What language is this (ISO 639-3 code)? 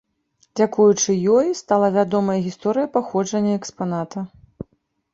bel